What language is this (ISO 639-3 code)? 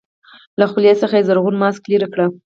pus